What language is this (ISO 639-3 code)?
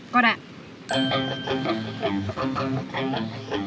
tha